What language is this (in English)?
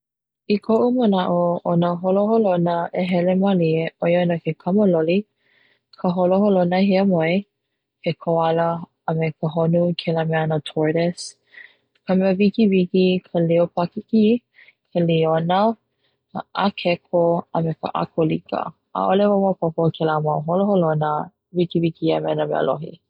Hawaiian